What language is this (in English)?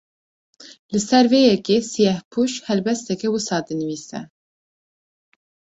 Kurdish